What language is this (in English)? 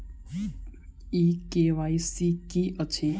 Maithili